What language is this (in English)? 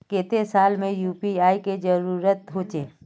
Magahi